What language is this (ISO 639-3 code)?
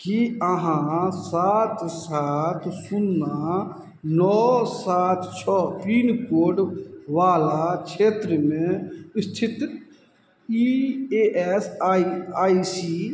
mai